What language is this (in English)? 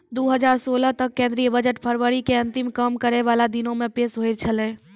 Maithili